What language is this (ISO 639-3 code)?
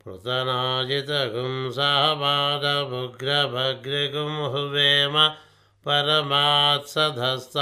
tel